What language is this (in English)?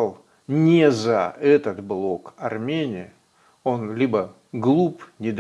Russian